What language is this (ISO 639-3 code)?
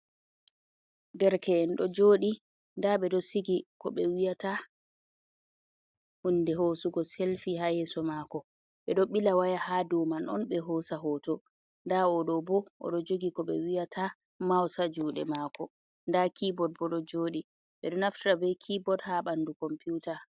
ful